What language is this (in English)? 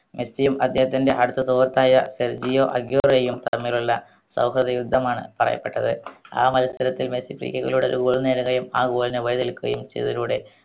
Malayalam